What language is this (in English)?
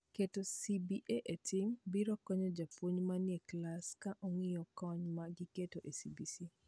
Luo (Kenya and Tanzania)